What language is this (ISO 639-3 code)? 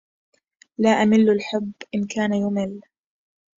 ara